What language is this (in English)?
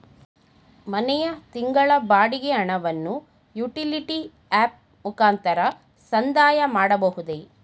Kannada